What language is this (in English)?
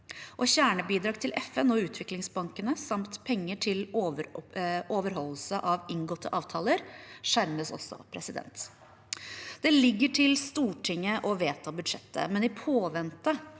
Norwegian